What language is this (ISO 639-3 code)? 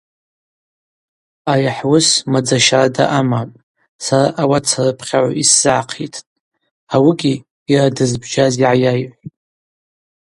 abq